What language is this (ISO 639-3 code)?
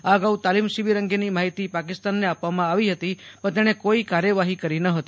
guj